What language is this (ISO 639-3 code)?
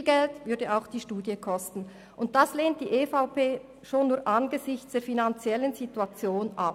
gsw